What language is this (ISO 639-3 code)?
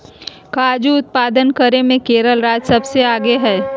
mag